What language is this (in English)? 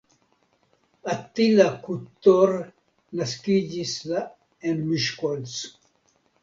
Esperanto